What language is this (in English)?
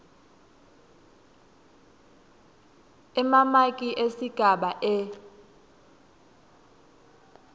Swati